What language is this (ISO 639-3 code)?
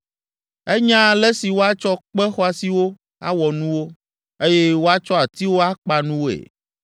ewe